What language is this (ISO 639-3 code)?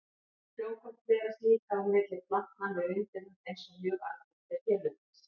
isl